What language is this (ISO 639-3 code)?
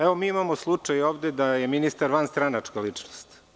srp